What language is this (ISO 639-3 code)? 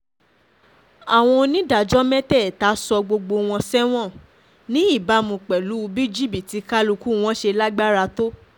yor